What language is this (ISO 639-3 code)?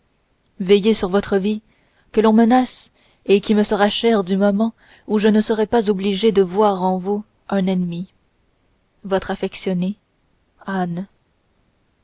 fra